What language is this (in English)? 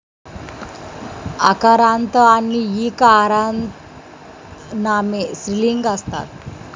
Marathi